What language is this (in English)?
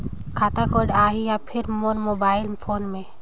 Chhattisgarhi